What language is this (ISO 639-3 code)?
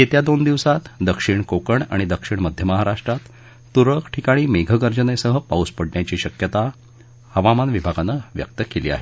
mar